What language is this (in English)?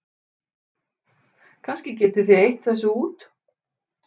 Icelandic